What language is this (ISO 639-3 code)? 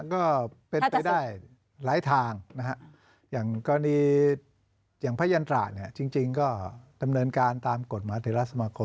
tha